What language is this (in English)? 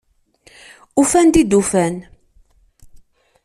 Kabyle